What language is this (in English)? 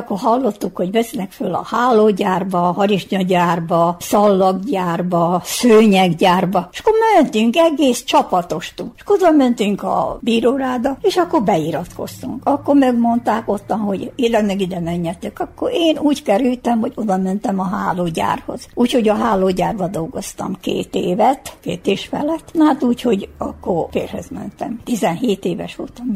Hungarian